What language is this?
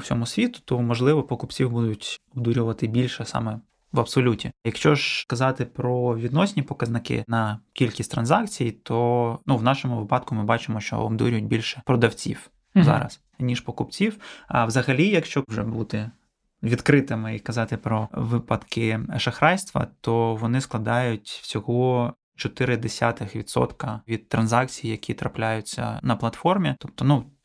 Ukrainian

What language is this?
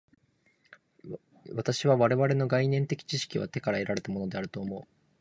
Japanese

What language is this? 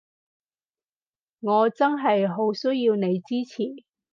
Cantonese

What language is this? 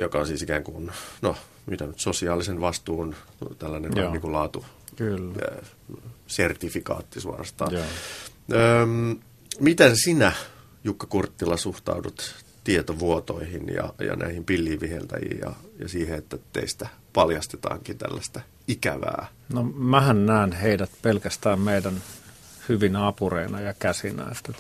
Finnish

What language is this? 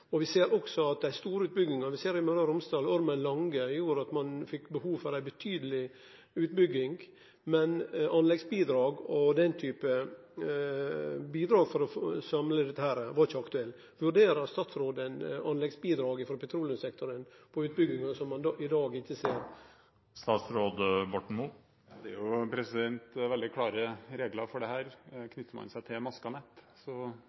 Norwegian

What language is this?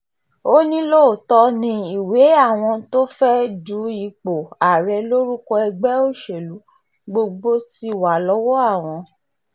Yoruba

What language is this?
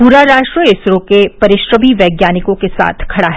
Hindi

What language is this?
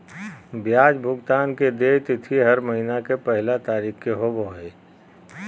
Magahi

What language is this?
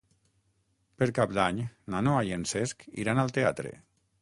Catalan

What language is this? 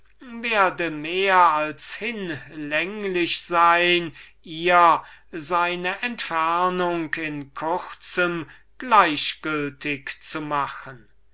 German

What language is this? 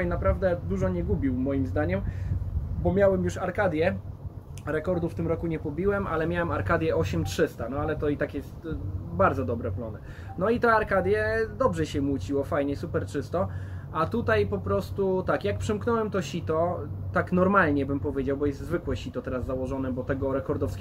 Polish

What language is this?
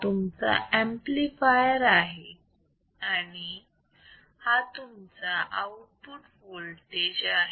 Marathi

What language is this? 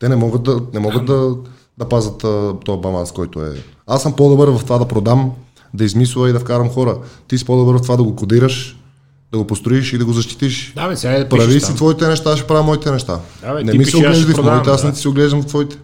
Bulgarian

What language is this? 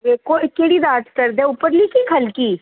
Dogri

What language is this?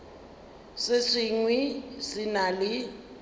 Northern Sotho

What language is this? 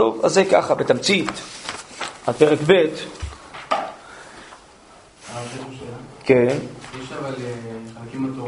Hebrew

